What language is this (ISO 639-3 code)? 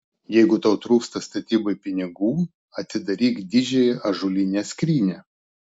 lit